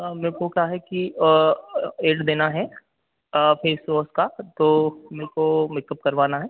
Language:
Hindi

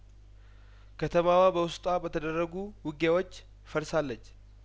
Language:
Amharic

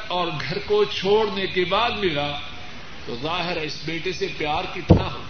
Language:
Urdu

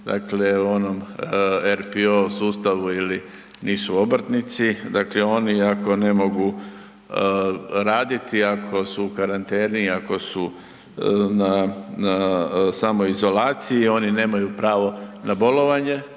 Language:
Croatian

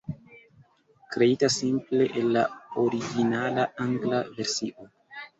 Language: Esperanto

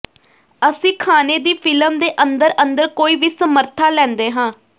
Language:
Punjabi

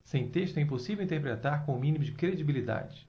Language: Portuguese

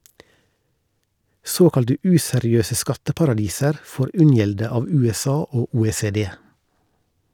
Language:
Norwegian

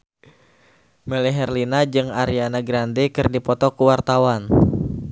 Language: Sundanese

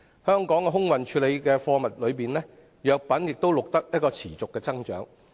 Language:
Cantonese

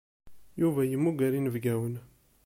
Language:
Kabyle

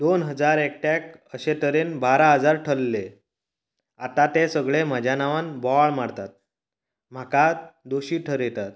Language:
Konkani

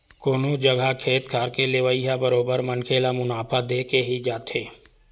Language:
Chhattisgarhi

